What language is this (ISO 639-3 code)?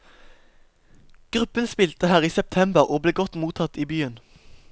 nor